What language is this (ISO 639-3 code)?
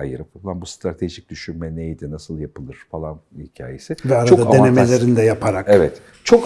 tur